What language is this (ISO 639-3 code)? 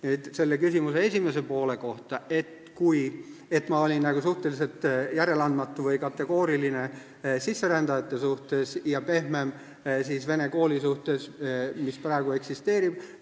est